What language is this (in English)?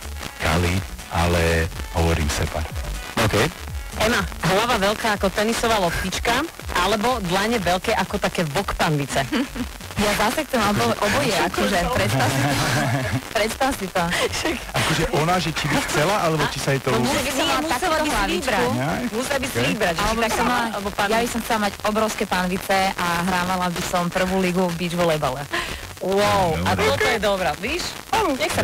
Slovak